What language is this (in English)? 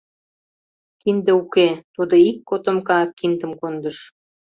Mari